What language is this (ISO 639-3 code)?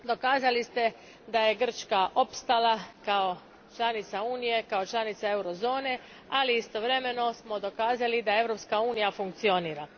hrv